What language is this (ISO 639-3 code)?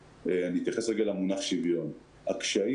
heb